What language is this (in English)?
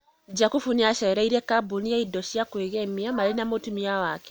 Kikuyu